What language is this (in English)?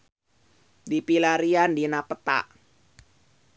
Sundanese